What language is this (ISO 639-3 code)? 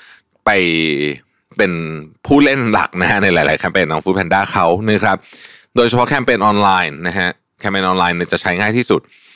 tha